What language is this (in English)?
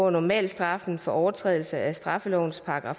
Danish